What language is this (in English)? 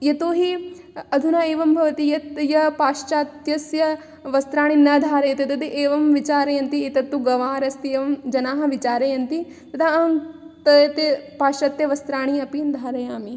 Sanskrit